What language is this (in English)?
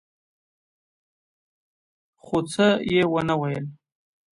Pashto